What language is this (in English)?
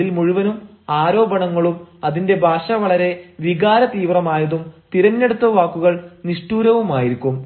Malayalam